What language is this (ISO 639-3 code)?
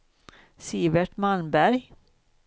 swe